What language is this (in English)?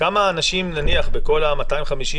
Hebrew